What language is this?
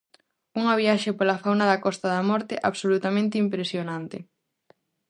Galician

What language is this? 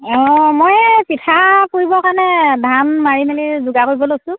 Assamese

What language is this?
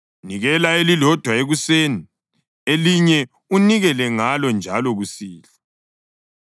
North Ndebele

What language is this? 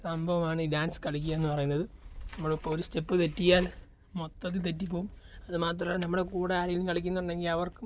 Malayalam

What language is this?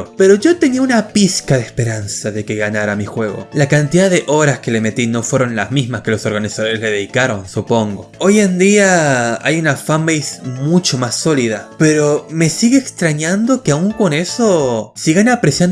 Spanish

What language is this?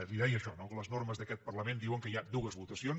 Catalan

